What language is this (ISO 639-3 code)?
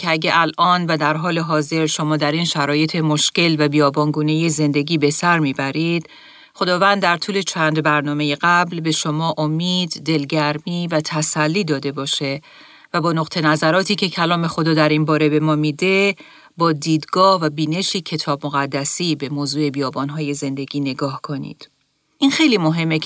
fas